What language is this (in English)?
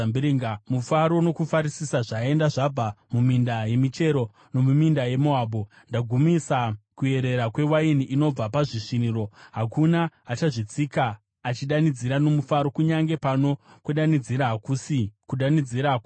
Shona